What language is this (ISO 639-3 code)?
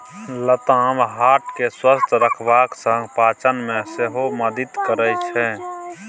mai